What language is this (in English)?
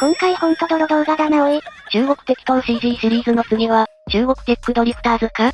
Japanese